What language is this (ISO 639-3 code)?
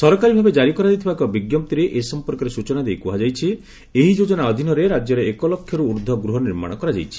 ori